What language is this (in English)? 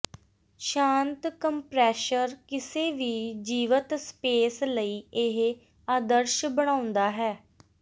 Punjabi